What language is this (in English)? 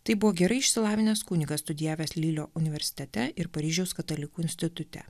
Lithuanian